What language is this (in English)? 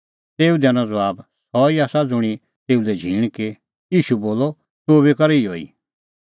Kullu Pahari